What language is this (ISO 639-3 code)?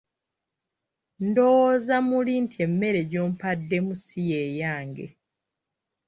lug